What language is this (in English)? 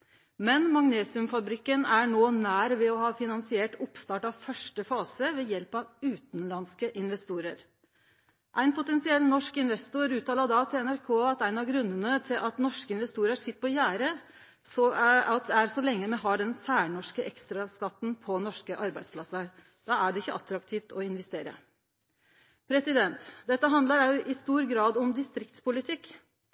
Norwegian Nynorsk